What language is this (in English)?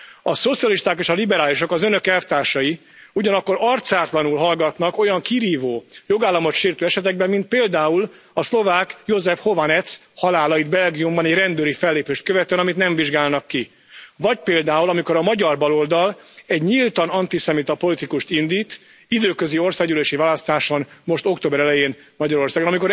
Hungarian